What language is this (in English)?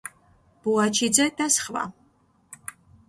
Georgian